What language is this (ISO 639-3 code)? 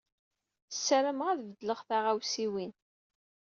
kab